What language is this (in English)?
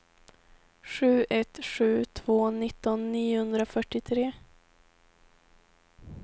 Swedish